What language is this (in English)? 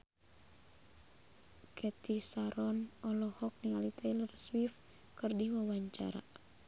Sundanese